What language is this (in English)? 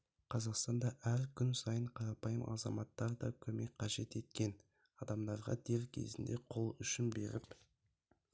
Kazakh